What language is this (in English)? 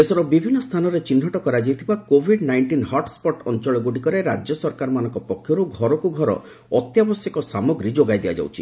Odia